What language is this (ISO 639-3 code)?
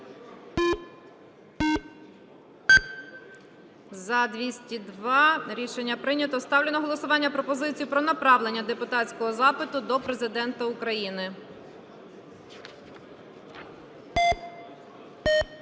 ukr